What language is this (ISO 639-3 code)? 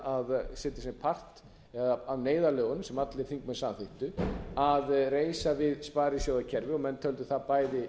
isl